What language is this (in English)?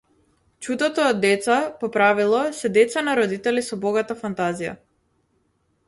Macedonian